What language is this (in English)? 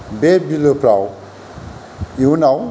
Bodo